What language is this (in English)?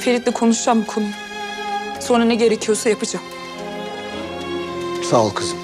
Turkish